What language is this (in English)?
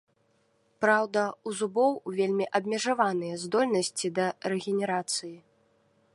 Belarusian